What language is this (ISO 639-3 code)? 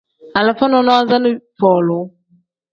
kdh